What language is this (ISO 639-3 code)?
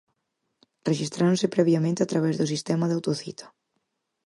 glg